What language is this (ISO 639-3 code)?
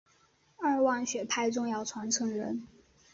zho